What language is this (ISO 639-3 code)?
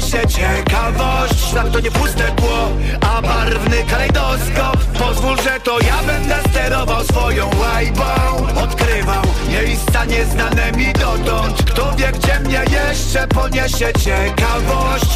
pol